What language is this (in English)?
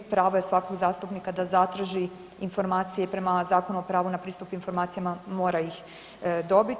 Croatian